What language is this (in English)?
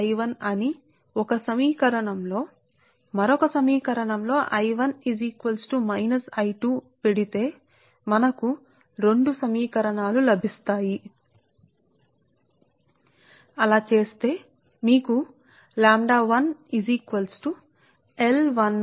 Telugu